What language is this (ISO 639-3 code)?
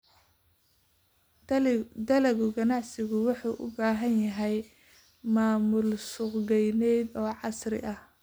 som